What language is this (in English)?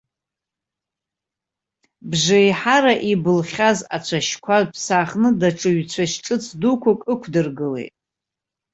Abkhazian